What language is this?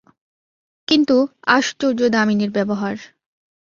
Bangla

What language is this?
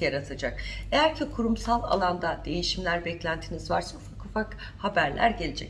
Turkish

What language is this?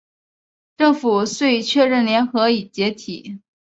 Chinese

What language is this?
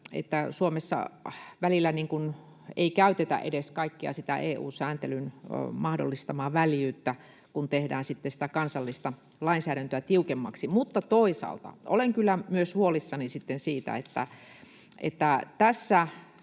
Finnish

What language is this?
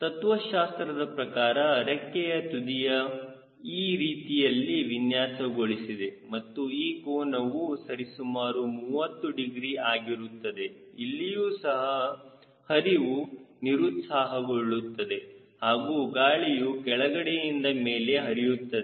Kannada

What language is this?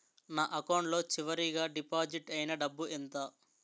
Telugu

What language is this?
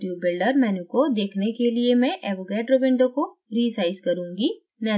Hindi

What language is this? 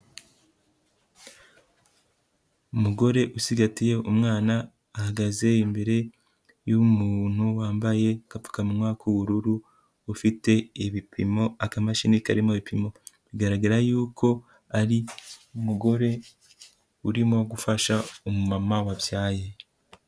Kinyarwanda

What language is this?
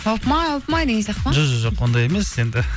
Kazakh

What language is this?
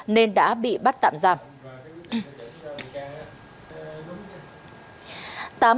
Vietnamese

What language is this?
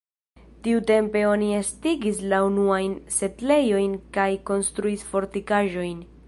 Esperanto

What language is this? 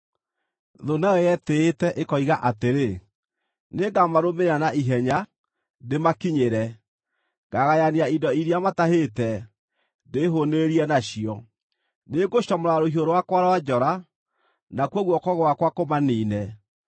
Kikuyu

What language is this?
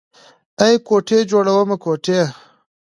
Pashto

